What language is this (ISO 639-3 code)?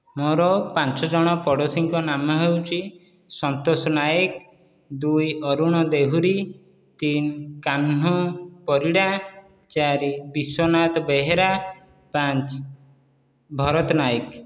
ori